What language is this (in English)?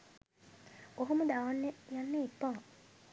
Sinhala